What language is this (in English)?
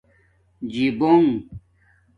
Domaaki